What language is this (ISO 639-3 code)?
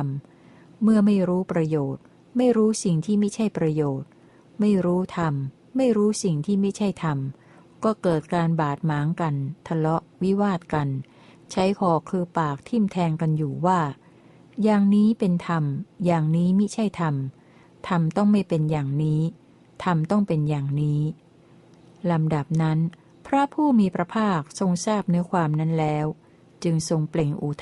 tha